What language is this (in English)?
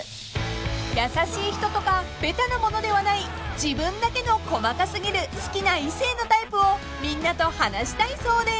Japanese